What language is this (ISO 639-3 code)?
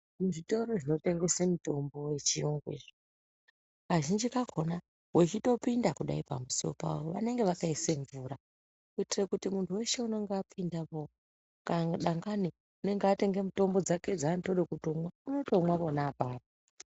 ndc